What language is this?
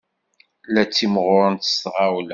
Kabyle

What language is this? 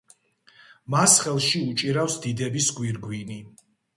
Georgian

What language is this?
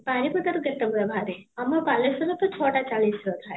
Odia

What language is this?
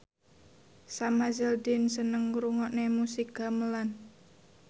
Javanese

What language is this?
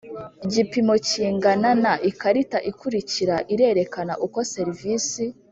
Kinyarwanda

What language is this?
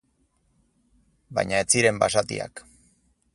Basque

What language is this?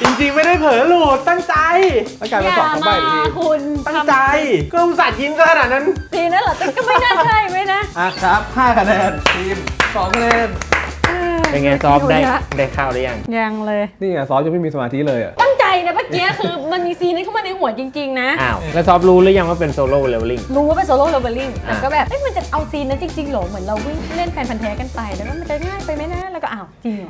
Thai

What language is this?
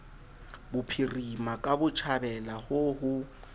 Southern Sotho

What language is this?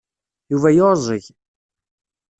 Kabyle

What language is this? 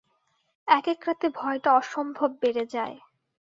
Bangla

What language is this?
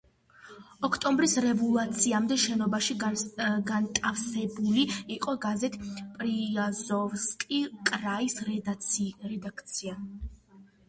Georgian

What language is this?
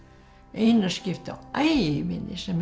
Icelandic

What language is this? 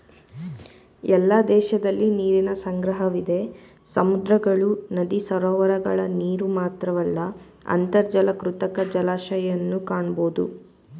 Kannada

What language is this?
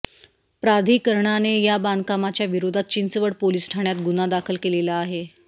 Marathi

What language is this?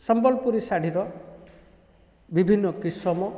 Odia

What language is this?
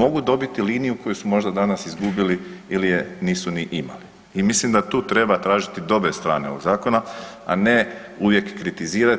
Croatian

